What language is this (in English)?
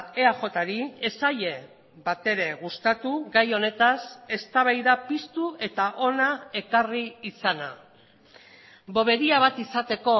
Basque